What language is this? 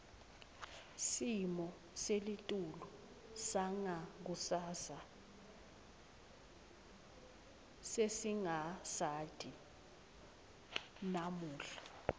Swati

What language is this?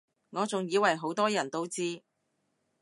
Cantonese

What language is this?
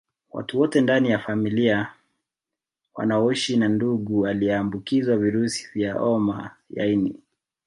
Swahili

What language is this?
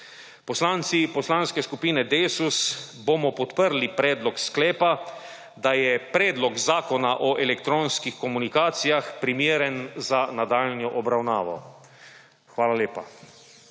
Slovenian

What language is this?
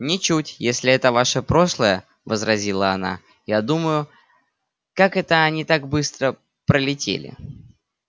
Russian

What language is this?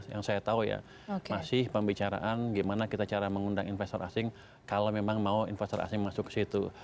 Indonesian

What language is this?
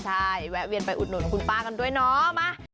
Thai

